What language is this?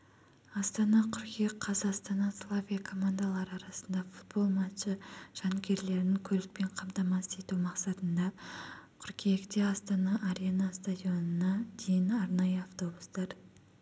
Kazakh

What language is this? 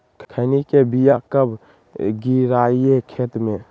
Magahi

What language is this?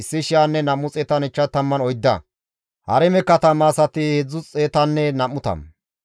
Gamo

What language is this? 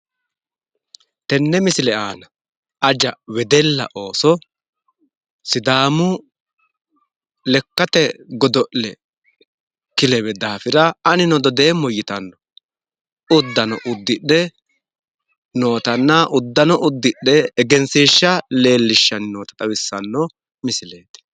Sidamo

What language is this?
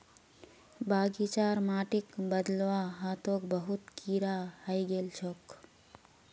Magahi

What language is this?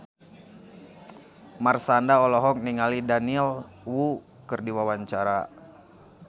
Sundanese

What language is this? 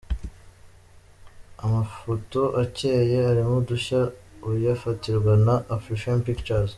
Kinyarwanda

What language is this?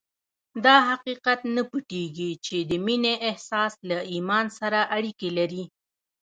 Pashto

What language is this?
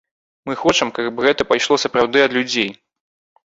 Belarusian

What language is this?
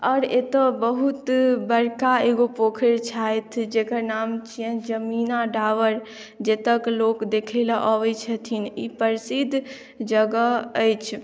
Maithili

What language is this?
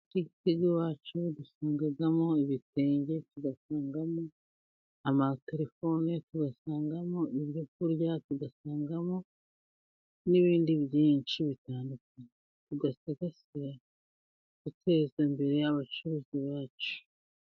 Kinyarwanda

